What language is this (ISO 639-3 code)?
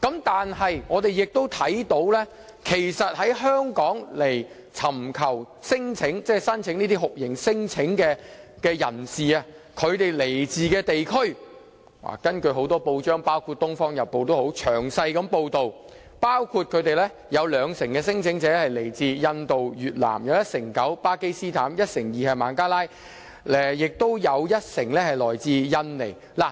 yue